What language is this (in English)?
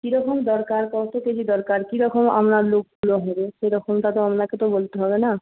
Bangla